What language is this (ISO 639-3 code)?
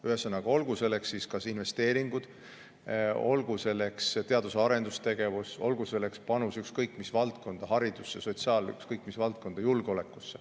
est